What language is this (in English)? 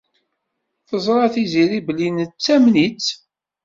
Kabyle